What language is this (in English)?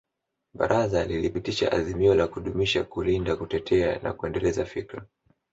Swahili